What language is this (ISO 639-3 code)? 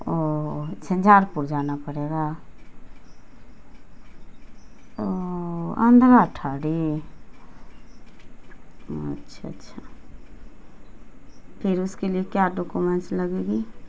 urd